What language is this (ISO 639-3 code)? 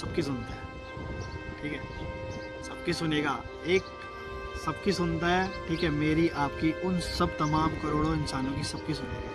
hin